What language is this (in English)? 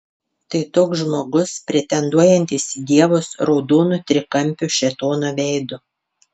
Lithuanian